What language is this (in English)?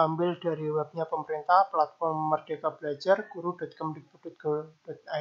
Indonesian